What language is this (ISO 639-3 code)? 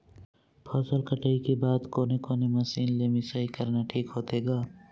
hne